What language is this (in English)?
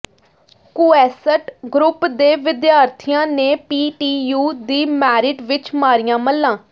Punjabi